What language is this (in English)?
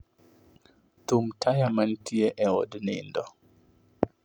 Luo (Kenya and Tanzania)